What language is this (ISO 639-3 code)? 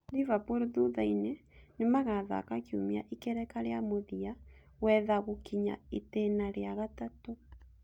kik